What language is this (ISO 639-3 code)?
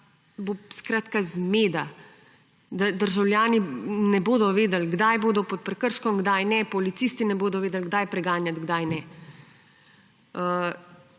slv